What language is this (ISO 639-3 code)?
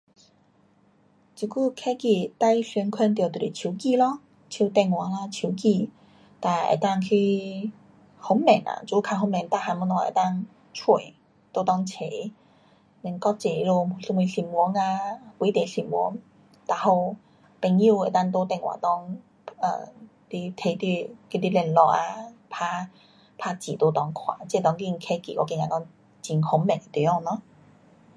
cpx